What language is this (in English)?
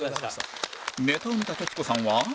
Japanese